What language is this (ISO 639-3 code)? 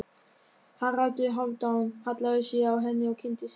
isl